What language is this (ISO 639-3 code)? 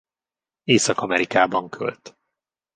hun